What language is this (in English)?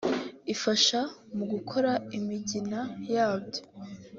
Kinyarwanda